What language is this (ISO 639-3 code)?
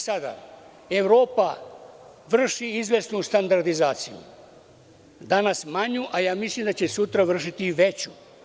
srp